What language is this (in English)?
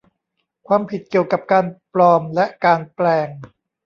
Thai